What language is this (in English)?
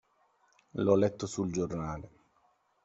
Italian